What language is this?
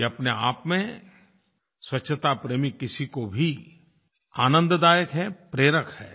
Hindi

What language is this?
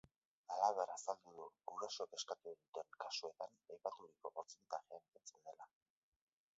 Basque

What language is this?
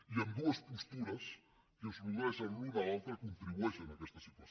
Catalan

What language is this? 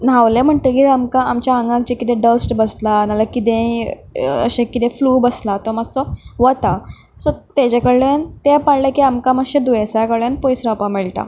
Konkani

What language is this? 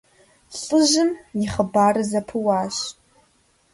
Kabardian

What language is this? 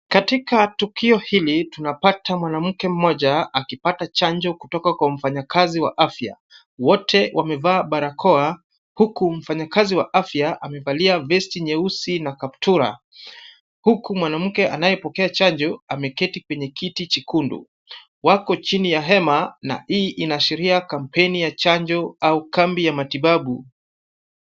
Swahili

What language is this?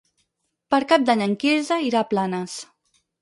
Catalan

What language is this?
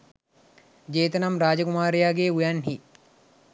Sinhala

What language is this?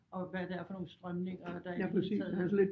Danish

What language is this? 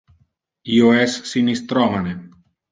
Interlingua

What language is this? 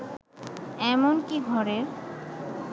Bangla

